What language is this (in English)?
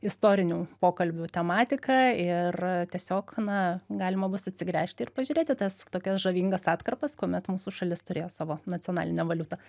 Lithuanian